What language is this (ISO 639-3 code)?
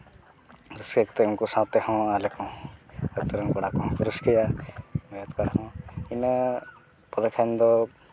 sat